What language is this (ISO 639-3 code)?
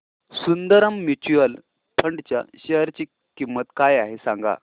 mar